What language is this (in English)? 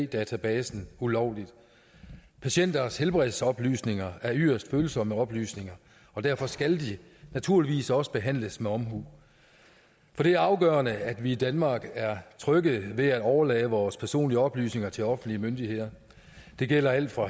Danish